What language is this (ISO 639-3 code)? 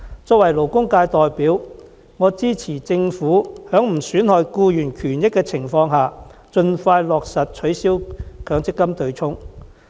yue